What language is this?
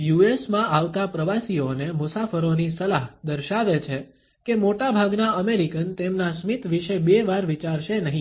Gujarati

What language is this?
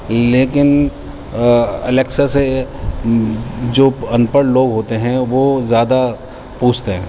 Urdu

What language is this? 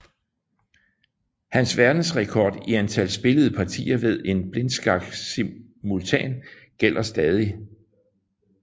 Danish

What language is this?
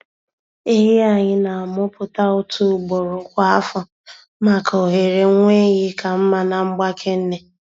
Igbo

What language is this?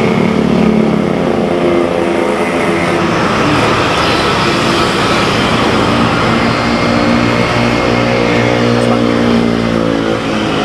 Indonesian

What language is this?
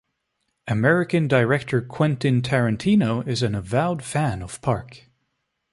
English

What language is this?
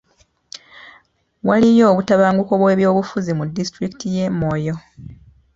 Ganda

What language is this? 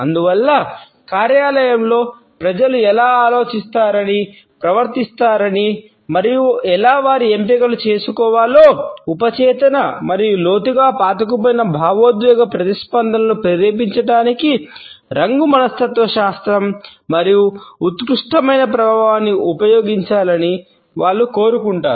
Telugu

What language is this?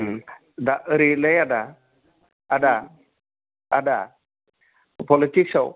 Bodo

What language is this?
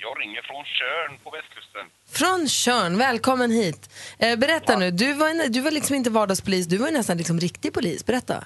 Swedish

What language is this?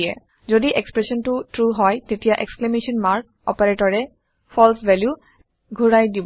Assamese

